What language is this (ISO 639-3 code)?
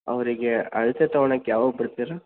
kan